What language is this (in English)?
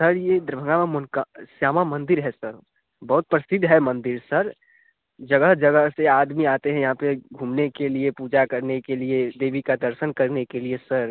Hindi